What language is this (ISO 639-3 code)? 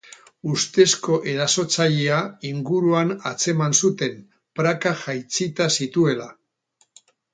eus